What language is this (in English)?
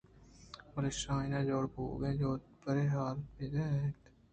Eastern Balochi